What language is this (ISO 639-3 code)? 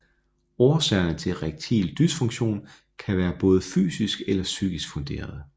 dan